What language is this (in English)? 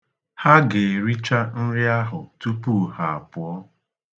Igbo